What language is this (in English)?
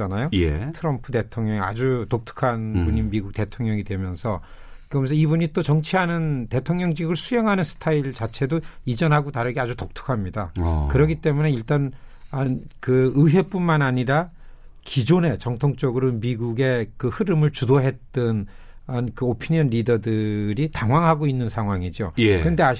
Korean